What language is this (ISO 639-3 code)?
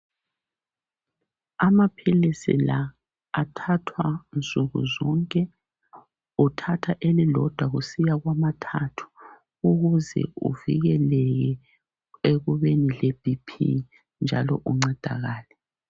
nde